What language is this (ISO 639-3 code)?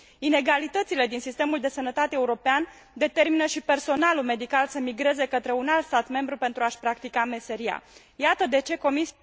ron